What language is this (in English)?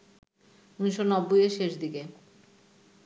Bangla